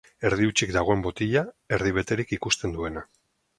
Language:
Basque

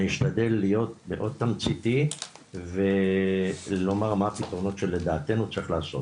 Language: Hebrew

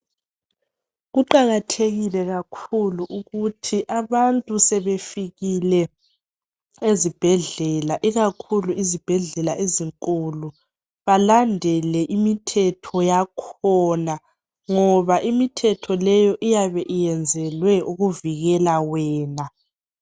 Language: North Ndebele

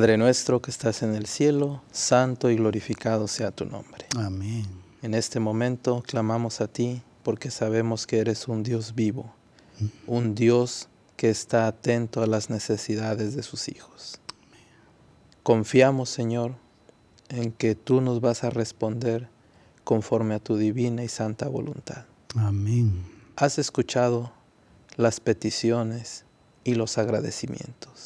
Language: Spanish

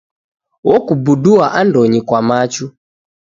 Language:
Taita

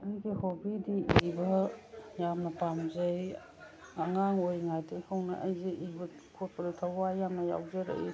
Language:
Manipuri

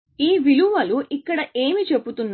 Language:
Telugu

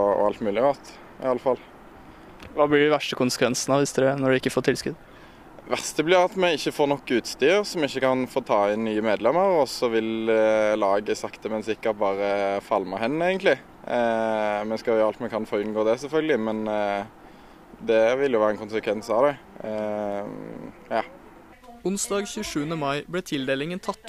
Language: Norwegian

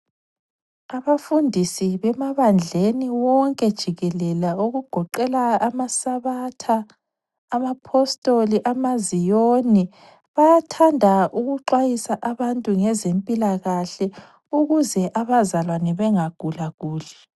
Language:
North Ndebele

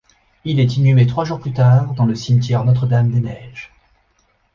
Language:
French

